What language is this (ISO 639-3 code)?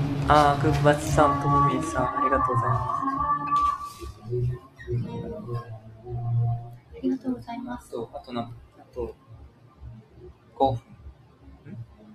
jpn